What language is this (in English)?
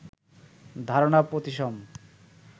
Bangla